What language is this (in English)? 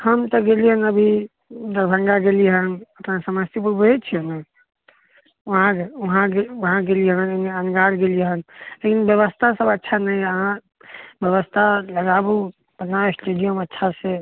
Maithili